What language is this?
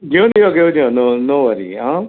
Konkani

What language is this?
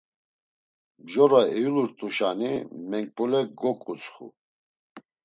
Laz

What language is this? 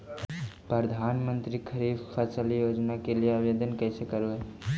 Magahi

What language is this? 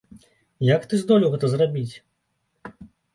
Belarusian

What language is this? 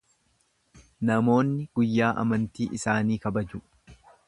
Oromo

